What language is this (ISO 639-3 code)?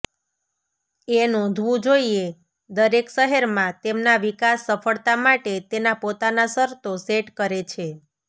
guj